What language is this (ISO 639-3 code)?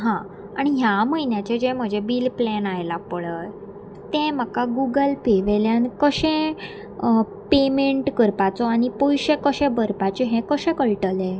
kok